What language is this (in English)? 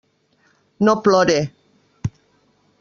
Catalan